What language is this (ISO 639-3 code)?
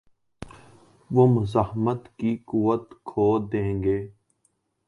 urd